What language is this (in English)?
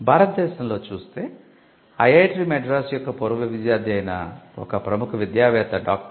Telugu